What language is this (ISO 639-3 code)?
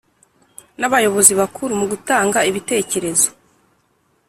kin